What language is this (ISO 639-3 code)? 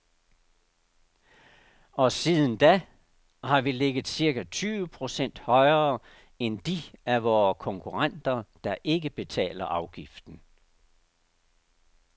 dan